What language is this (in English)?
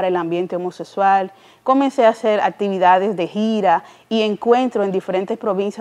Spanish